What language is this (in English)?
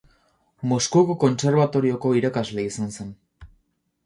Basque